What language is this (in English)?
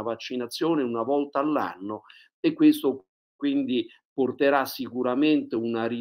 Italian